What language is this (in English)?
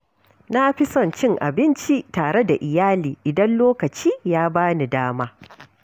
Hausa